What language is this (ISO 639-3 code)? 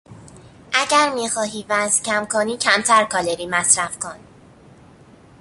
fas